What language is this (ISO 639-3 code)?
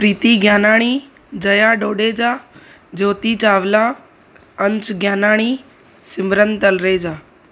snd